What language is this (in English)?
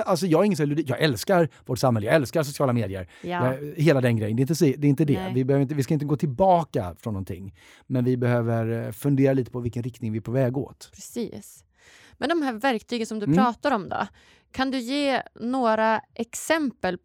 Swedish